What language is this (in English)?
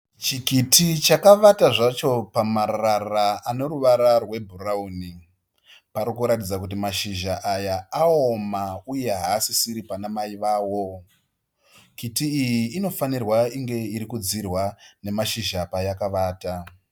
Shona